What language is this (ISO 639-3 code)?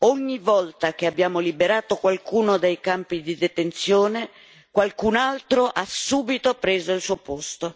ita